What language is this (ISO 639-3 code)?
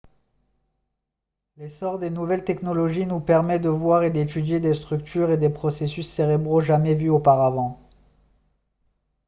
fra